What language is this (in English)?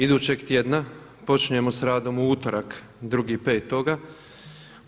Croatian